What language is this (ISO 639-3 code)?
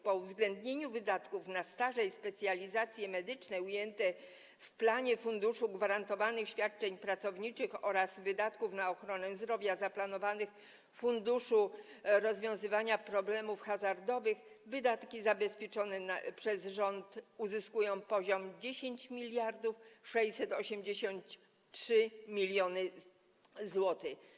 pol